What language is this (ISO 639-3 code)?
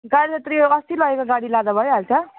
nep